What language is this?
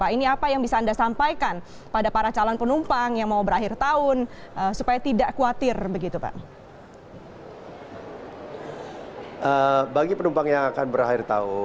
Indonesian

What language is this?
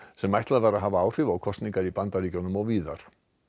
Icelandic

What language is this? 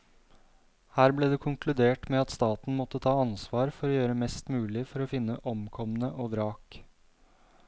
Norwegian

